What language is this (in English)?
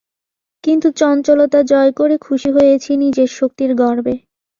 Bangla